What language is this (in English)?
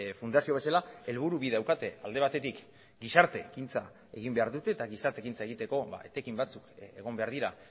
Basque